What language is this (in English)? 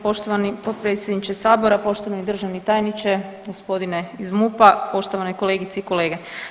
Croatian